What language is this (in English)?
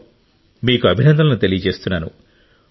Telugu